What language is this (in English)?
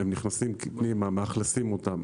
Hebrew